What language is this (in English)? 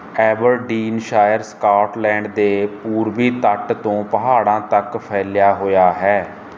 Punjabi